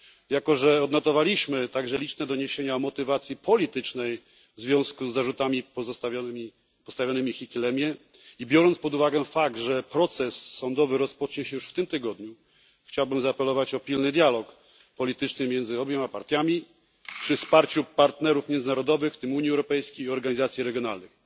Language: Polish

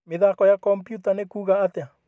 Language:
Kikuyu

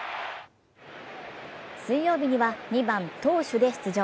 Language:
Japanese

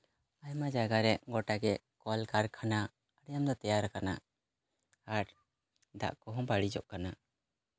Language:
Santali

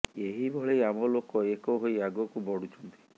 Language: Odia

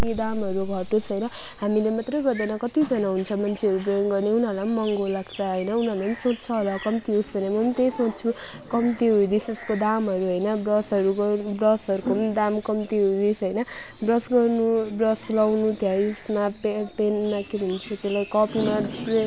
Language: Nepali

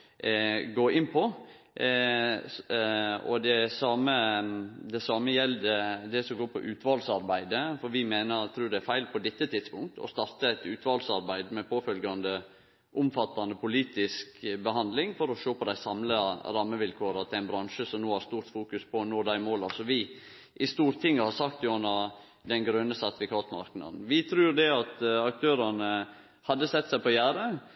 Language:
Norwegian Nynorsk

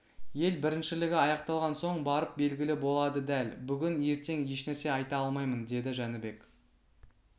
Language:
Kazakh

